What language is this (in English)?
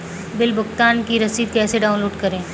Hindi